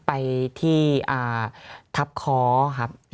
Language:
Thai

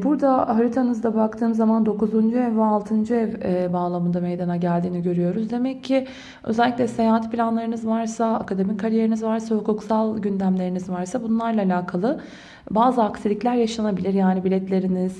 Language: Turkish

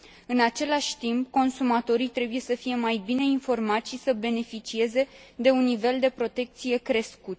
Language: Romanian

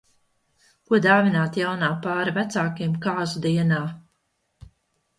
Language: Latvian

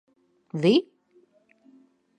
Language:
Latvian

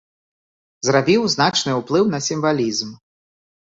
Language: Belarusian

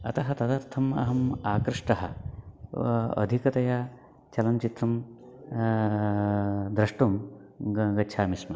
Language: Sanskrit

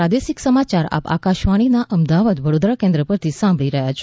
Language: Gujarati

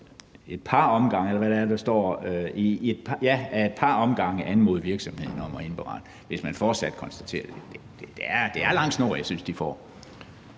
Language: Danish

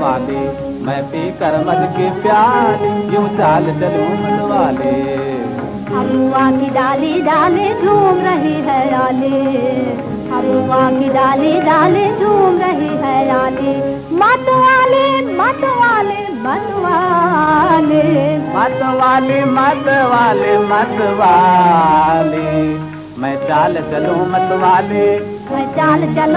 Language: Hindi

